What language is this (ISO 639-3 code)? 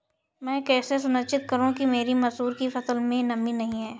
hin